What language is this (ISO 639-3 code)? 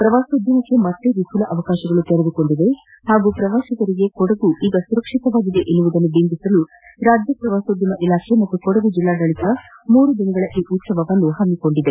kan